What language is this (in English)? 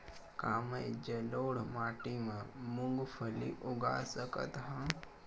Chhattisgarhi